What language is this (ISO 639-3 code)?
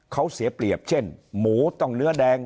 tha